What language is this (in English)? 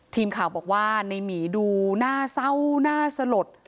Thai